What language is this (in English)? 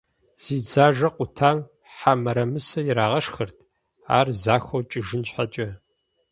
Kabardian